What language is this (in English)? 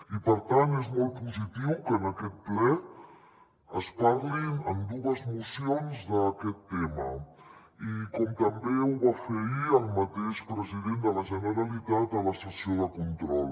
Catalan